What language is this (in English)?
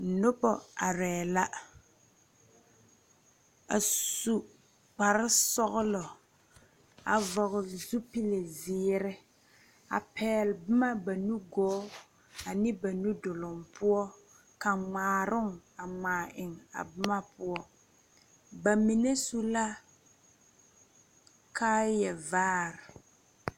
Southern Dagaare